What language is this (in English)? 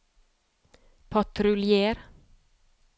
Norwegian